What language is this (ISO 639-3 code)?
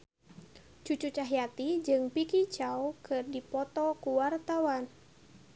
sun